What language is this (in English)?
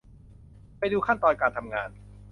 Thai